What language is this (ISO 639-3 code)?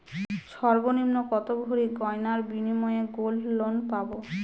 ben